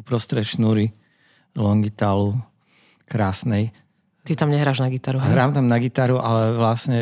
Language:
Slovak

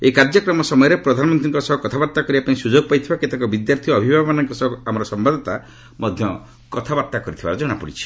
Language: Odia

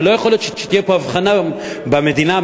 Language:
Hebrew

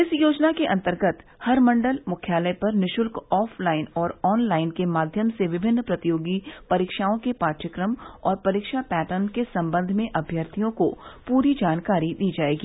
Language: Hindi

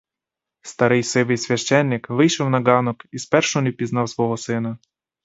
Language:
Ukrainian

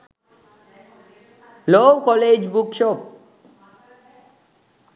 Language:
Sinhala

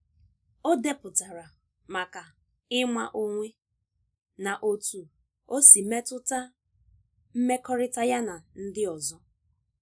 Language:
Igbo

